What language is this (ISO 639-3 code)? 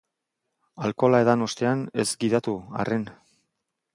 eus